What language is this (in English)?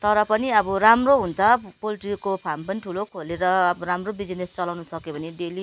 Nepali